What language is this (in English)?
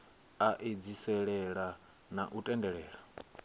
Venda